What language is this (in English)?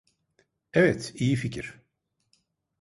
Turkish